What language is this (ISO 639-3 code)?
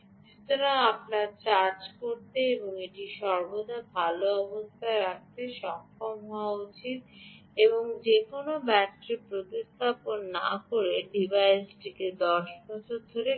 ben